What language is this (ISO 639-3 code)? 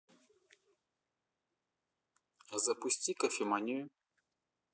rus